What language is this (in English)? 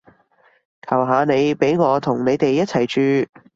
Cantonese